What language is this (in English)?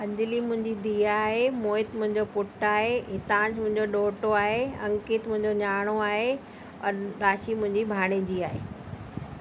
Sindhi